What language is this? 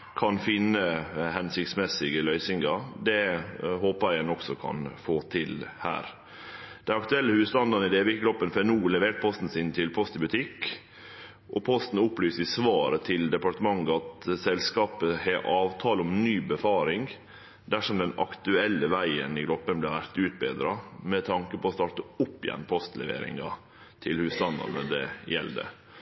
Norwegian Nynorsk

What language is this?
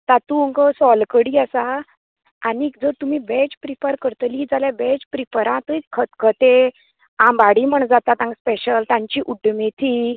Konkani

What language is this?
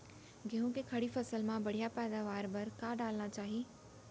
Chhattisgarhi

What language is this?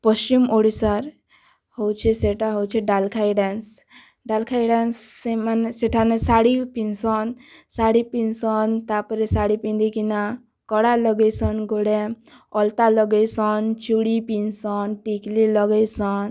Odia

